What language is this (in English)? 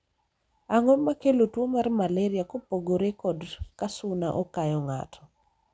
Luo (Kenya and Tanzania)